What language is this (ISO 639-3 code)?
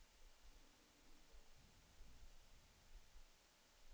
swe